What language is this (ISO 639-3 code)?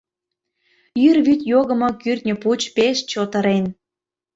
chm